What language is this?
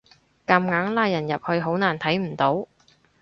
Cantonese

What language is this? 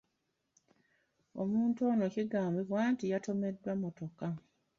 Ganda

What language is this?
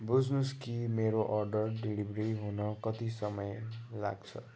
Nepali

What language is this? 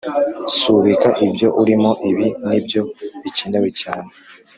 Kinyarwanda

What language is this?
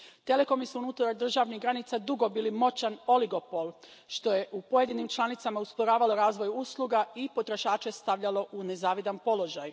Croatian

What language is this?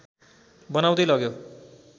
Nepali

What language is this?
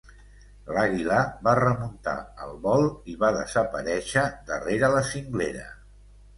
Catalan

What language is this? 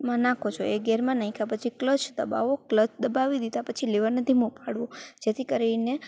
Gujarati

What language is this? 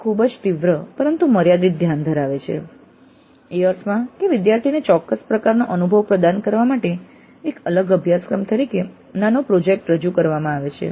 Gujarati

